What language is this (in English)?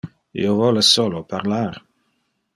Interlingua